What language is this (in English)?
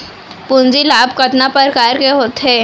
Chhattisgarhi